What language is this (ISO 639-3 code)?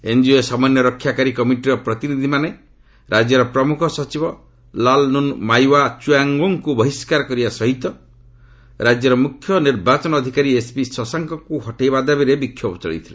ori